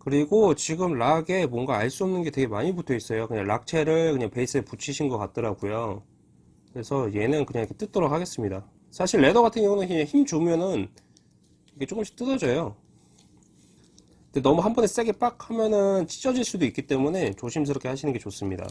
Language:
Korean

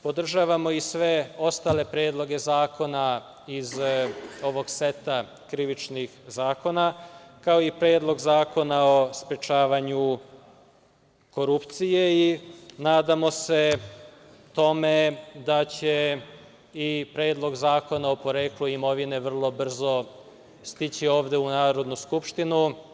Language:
Serbian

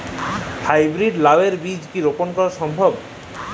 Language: Bangla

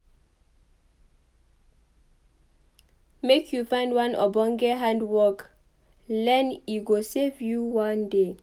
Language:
Nigerian Pidgin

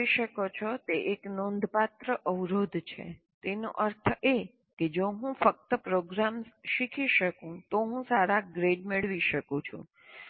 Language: Gujarati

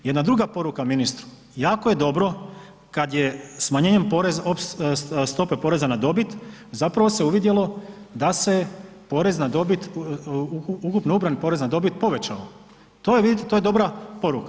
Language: Croatian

